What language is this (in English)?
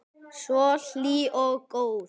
Icelandic